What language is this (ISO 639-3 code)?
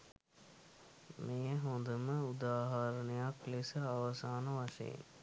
sin